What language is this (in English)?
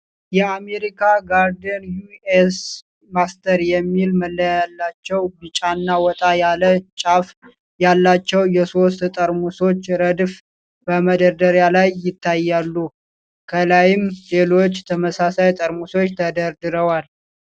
Amharic